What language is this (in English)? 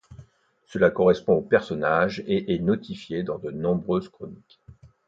French